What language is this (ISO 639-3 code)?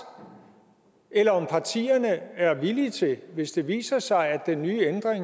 dan